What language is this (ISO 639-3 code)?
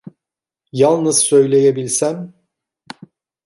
tur